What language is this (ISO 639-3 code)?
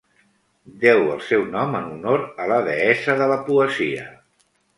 cat